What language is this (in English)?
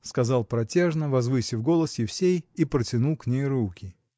Russian